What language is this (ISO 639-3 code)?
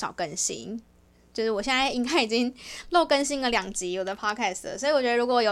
zho